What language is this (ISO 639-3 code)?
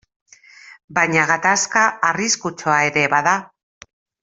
eus